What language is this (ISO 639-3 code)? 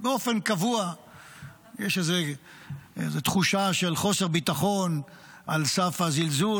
heb